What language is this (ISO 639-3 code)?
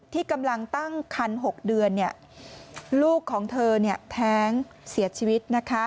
tha